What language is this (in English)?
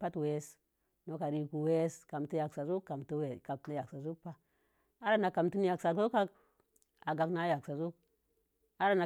Mom Jango